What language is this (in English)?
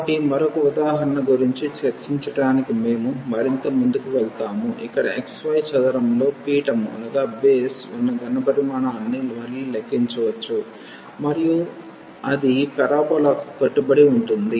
Telugu